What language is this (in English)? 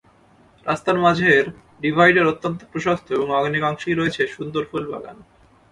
Bangla